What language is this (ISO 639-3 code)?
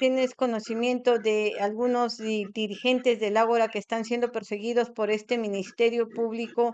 spa